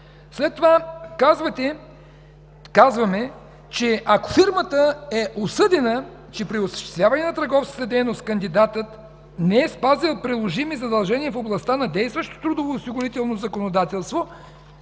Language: Bulgarian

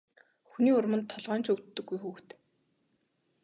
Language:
Mongolian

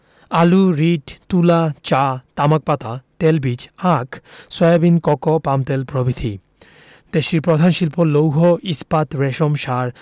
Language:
Bangla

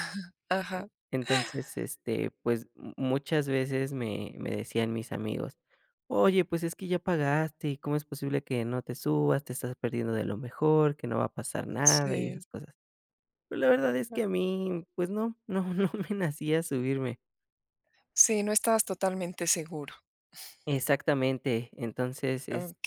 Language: Spanish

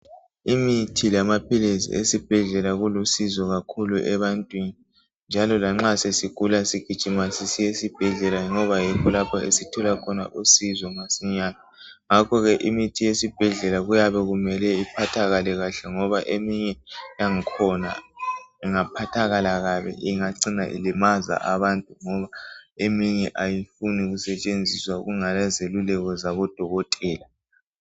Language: North Ndebele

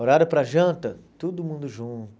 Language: Portuguese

